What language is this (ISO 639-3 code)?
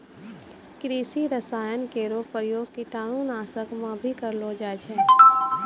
mai